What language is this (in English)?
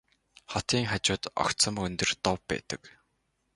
Mongolian